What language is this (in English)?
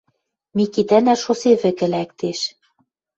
Western Mari